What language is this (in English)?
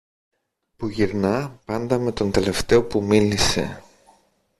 Greek